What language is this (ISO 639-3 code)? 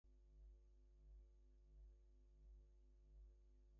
eng